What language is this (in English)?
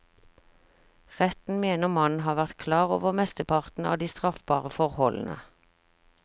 Norwegian